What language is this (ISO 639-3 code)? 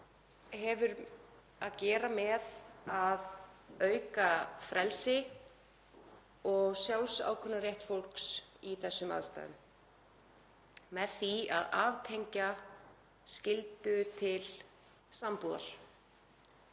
isl